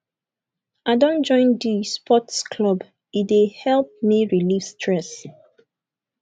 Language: Nigerian Pidgin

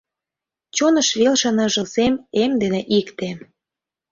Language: Mari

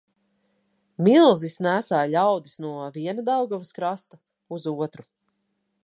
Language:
Latvian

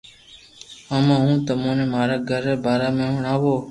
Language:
Loarki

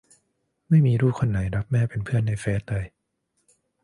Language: Thai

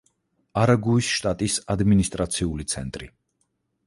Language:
Georgian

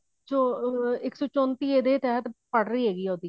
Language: Punjabi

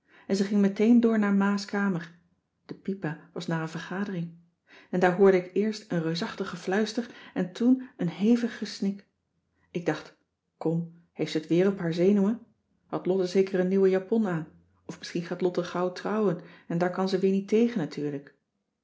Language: Dutch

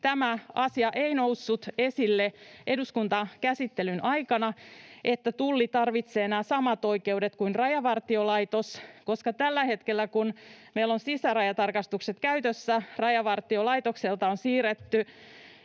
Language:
Finnish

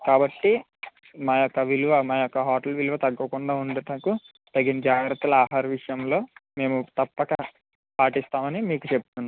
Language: Telugu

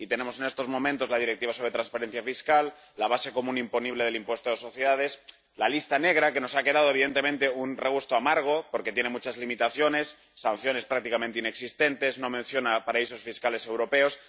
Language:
Spanish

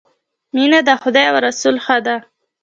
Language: Pashto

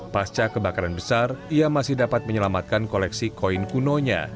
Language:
Indonesian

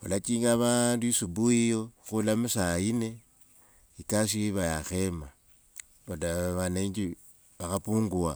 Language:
Wanga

